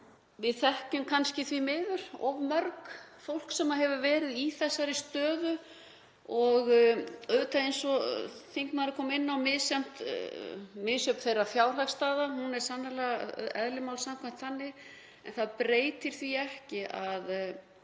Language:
Icelandic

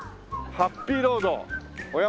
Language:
Japanese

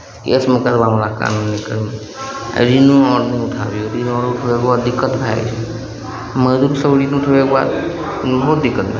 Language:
Maithili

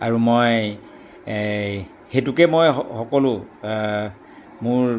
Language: Assamese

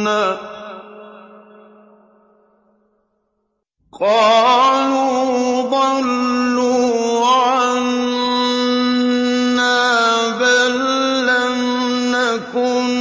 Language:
Arabic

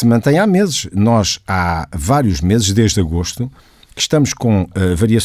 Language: Portuguese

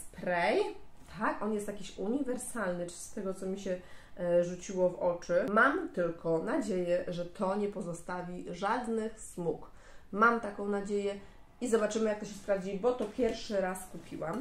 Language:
Polish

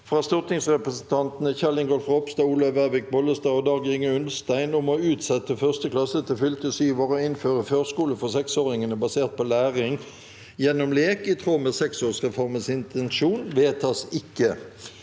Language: Norwegian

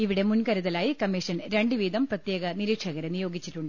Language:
Malayalam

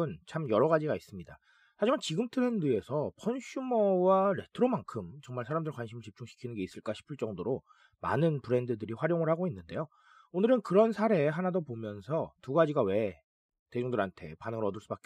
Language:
Korean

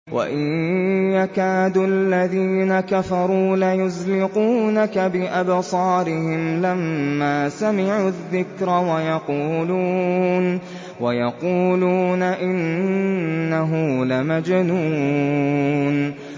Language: Arabic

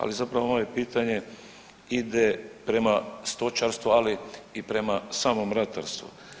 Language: Croatian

